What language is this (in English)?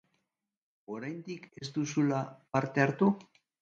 Basque